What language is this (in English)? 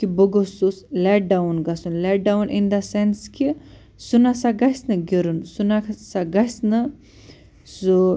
Kashmiri